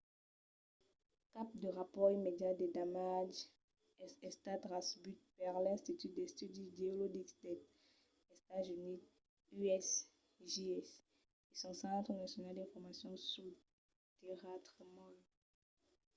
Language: Occitan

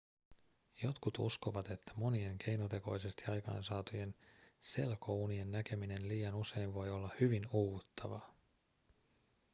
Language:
Finnish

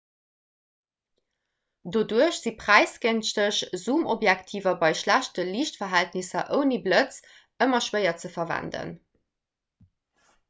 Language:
Luxembourgish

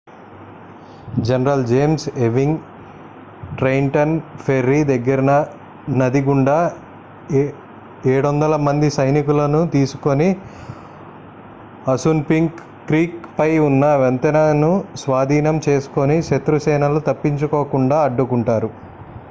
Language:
Telugu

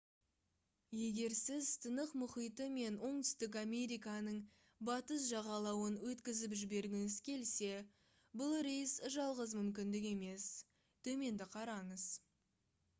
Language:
Kazakh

